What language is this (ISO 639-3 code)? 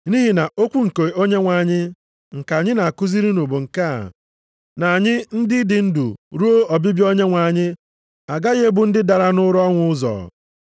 ibo